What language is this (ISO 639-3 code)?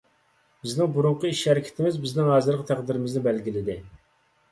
uig